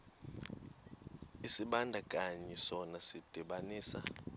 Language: Xhosa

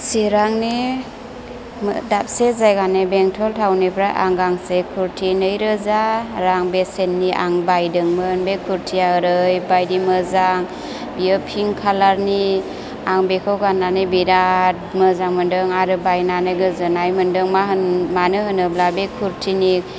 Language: Bodo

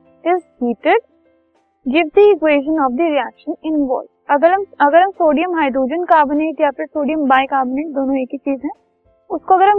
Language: Hindi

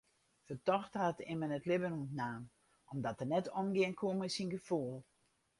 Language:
Western Frisian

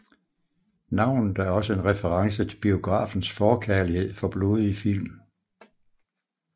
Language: Danish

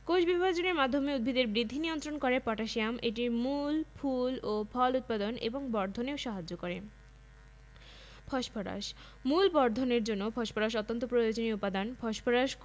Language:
Bangla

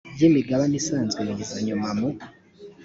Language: Kinyarwanda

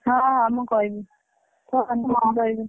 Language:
Odia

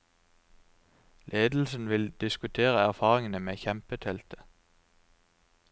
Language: Norwegian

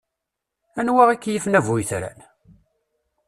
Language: Kabyle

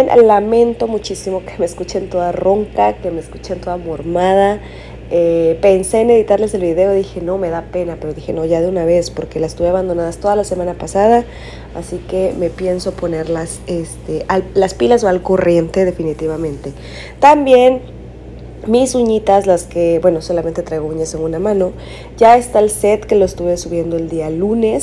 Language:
Spanish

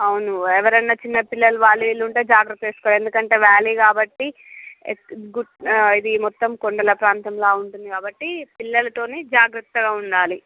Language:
Telugu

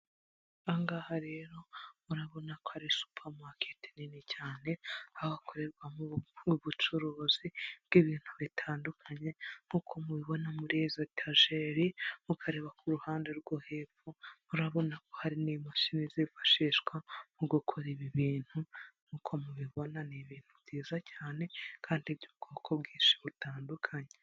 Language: Kinyarwanda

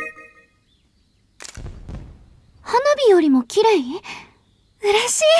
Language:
Japanese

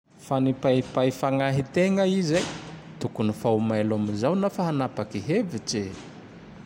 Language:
Tandroy-Mahafaly Malagasy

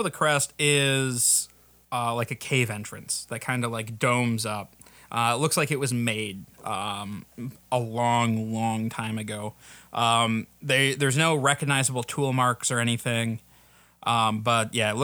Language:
English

